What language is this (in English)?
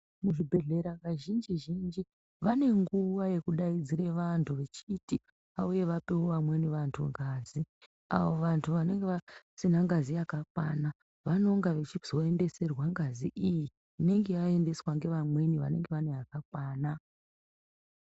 Ndau